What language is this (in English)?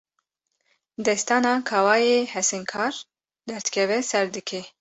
Kurdish